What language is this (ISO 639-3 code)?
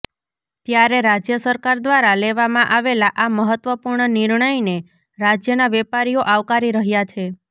guj